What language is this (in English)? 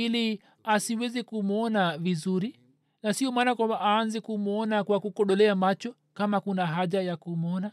Swahili